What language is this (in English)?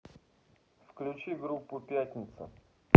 Russian